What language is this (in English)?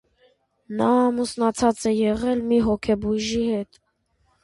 Armenian